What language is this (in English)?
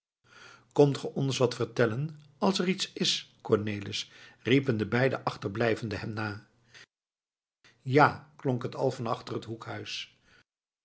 Dutch